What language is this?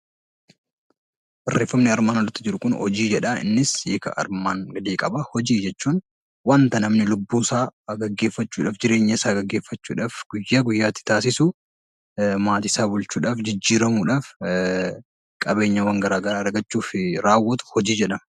Oromo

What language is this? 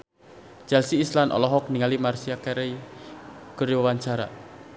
Sundanese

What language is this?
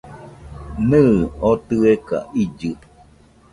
Nüpode Huitoto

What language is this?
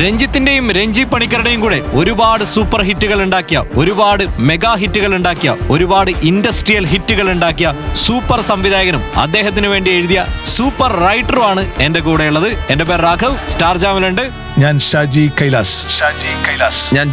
Malayalam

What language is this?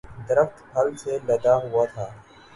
Urdu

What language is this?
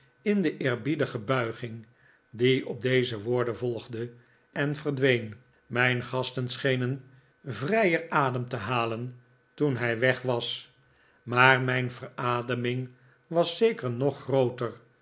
Dutch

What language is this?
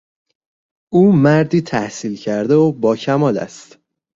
Persian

